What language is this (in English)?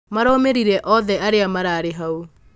Kikuyu